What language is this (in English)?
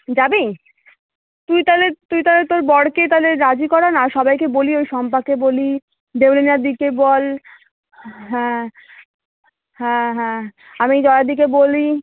Bangla